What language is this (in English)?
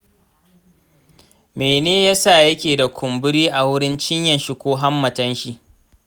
Hausa